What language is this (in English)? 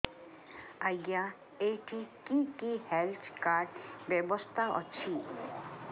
Odia